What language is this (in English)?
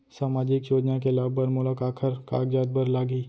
Chhattisgarhi